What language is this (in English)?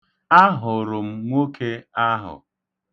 Igbo